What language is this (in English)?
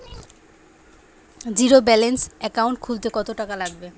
Bangla